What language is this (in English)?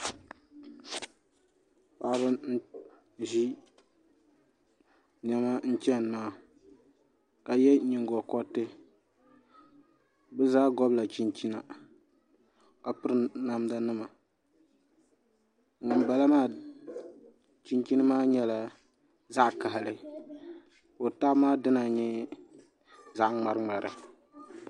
Dagbani